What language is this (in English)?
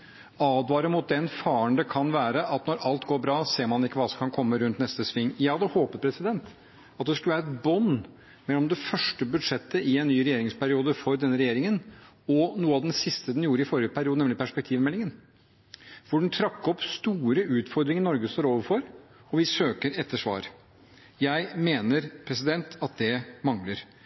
Norwegian Bokmål